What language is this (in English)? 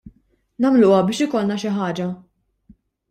Maltese